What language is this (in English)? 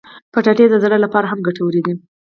Pashto